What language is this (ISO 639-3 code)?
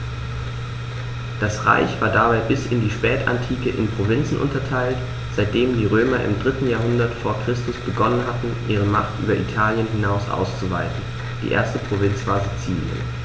deu